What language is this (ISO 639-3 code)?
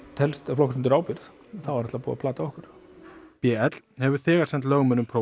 isl